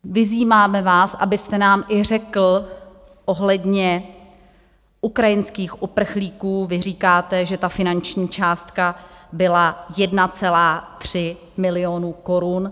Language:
Czech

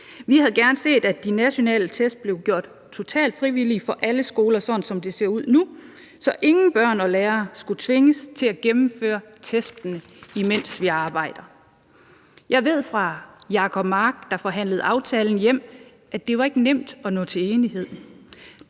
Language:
Danish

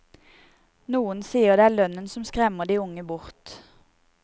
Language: Norwegian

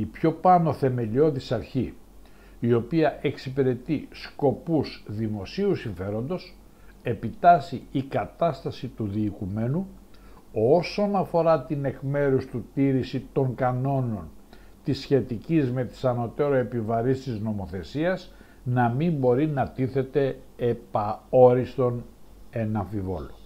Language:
Greek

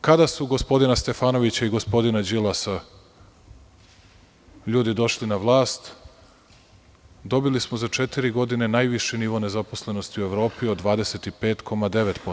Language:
Serbian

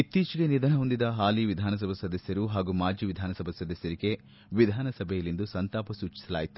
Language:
Kannada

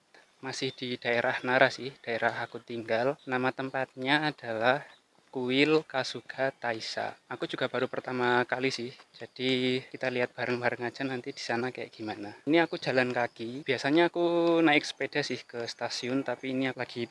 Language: Indonesian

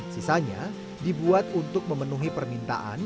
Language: Indonesian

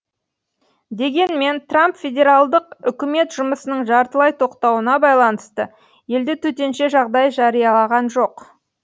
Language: Kazakh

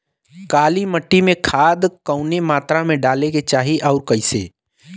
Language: Bhojpuri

